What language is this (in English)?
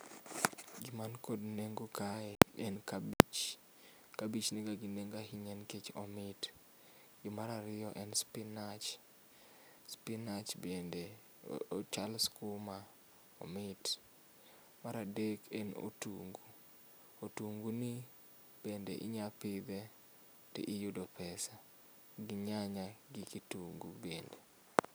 Luo (Kenya and Tanzania)